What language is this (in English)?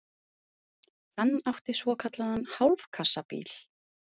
Icelandic